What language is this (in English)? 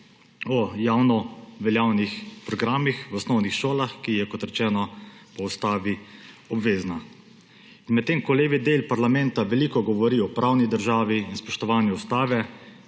Slovenian